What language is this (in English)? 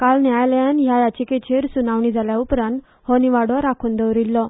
Konkani